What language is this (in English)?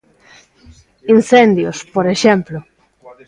Galician